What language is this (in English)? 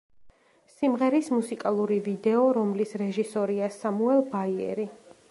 Georgian